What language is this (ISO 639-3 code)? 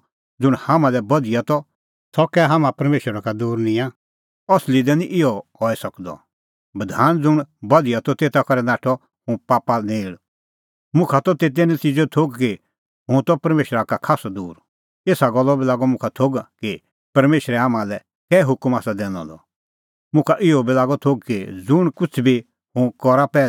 kfx